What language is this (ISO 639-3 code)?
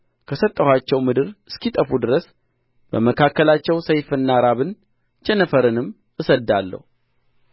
amh